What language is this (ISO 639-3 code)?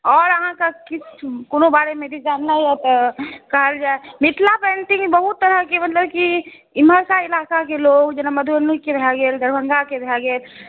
mai